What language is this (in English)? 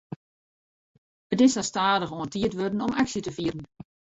Western Frisian